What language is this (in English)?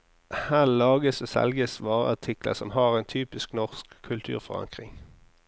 Norwegian